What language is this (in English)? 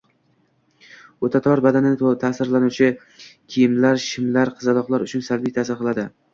Uzbek